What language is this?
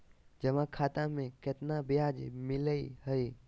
Magahi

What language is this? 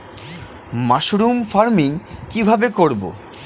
Bangla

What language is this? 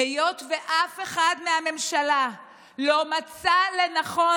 Hebrew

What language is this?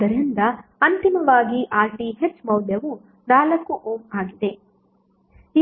Kannada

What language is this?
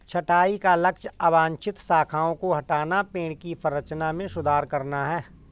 Hindi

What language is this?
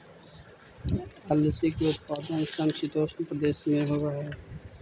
Magahi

